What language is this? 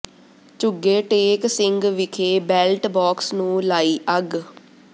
Punjabi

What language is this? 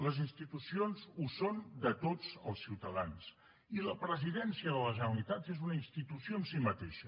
Catalan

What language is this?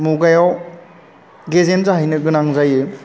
Bodo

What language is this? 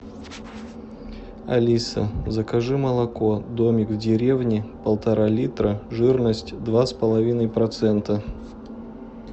Russian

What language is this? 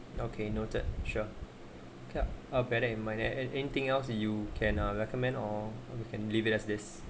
English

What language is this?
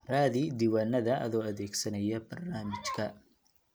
Somali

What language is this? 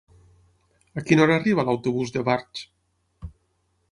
Catalan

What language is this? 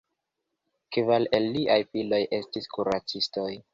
Esperanto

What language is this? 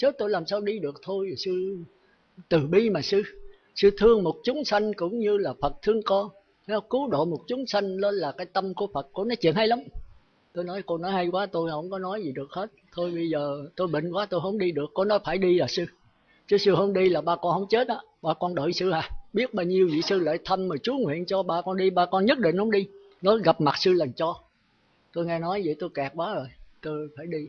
Vietnamese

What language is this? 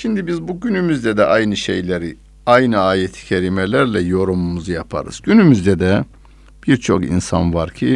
Turkish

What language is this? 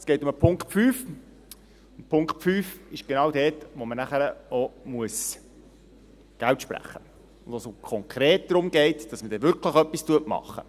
Swiss German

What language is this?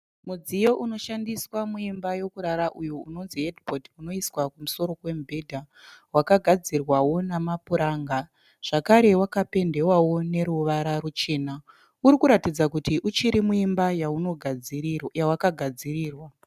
Shona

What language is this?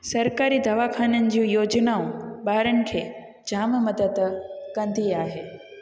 Sindhi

